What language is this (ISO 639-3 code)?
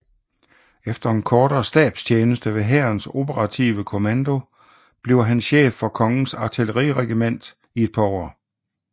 dan